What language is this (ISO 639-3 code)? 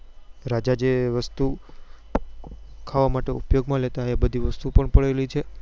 guj